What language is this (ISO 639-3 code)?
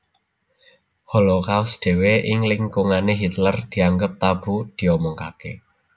jav